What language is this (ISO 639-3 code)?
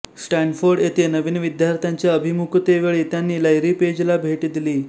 mar